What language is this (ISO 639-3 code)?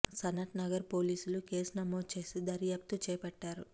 tel